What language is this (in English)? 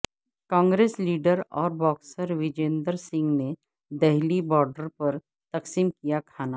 Urdu